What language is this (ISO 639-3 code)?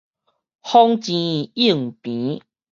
nan